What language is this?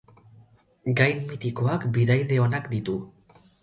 Basque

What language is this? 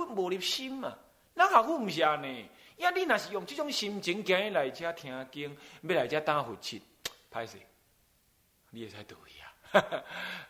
Chinese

